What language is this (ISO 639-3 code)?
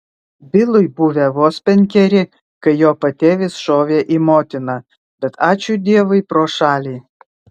lit